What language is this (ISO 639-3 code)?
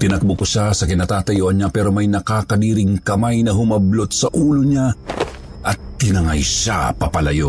fil